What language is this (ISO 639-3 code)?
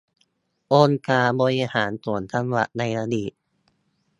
tha